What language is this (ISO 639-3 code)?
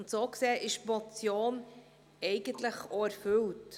gsw